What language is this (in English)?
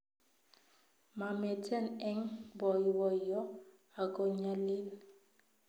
Kalenjin